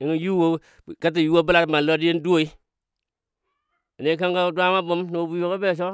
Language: Dadiya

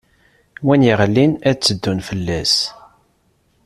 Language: Kabyle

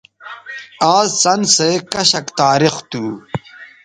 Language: Bateri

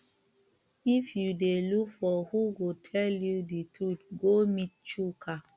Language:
Nigerian Pidgin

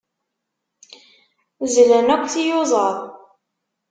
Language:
Kabyle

